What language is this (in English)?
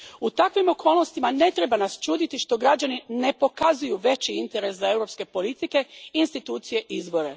Croatian